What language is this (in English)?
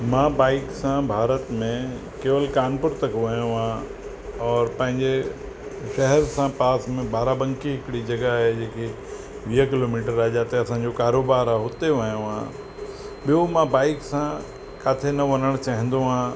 Sindhi